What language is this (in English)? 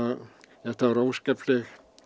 Icelandic